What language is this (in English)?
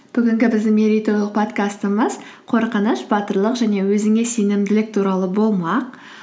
Kazakh